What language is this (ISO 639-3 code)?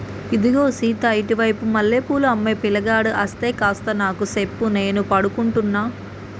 tel